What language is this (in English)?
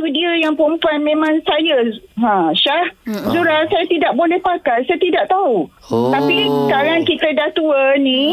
Malay